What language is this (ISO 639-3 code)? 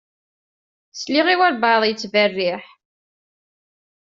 kab